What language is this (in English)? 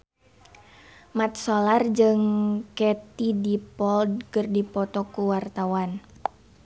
Sundanese